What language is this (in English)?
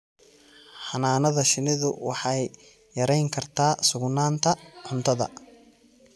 Somali